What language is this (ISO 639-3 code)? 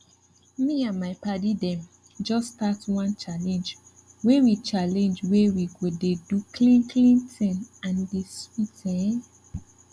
pcm